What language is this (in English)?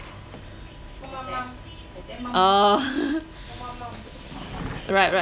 English